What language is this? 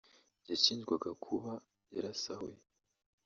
Kinyarwanda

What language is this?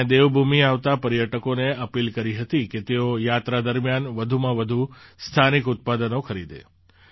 Gujarati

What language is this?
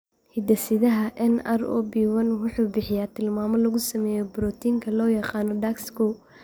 Somali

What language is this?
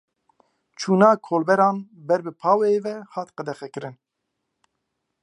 Kurdish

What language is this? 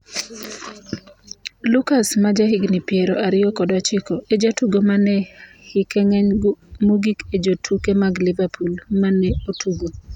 Luo (Kenya and Tanzania)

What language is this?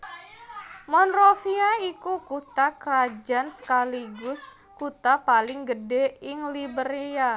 Javanese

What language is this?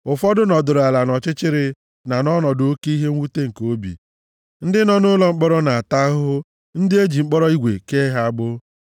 Igbo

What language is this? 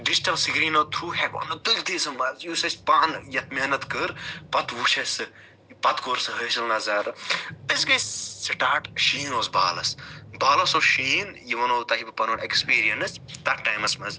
Kashmiri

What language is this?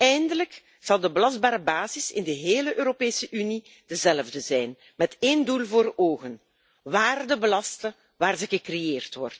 Dutch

